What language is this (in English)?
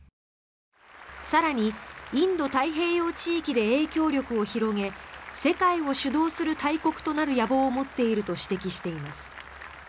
Japanese